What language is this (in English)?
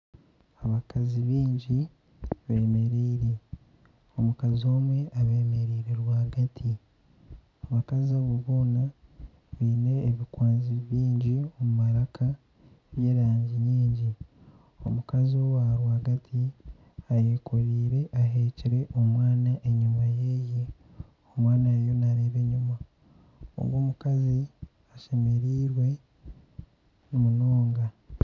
Nyankole